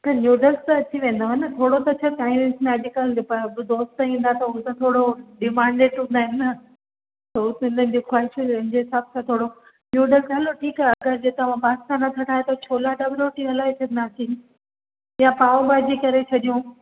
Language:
Sindhi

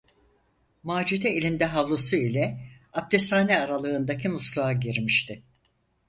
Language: Turkish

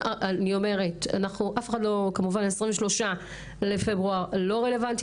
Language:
Hebrew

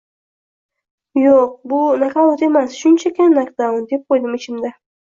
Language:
Uzbek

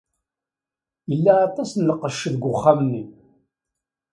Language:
Kabyle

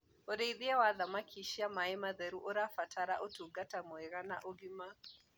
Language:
Kikuyu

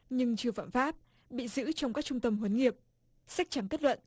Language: Vietnamese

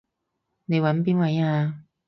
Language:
Cantonese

